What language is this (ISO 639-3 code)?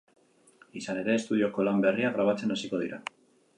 eus